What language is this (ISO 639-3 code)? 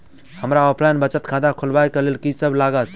mai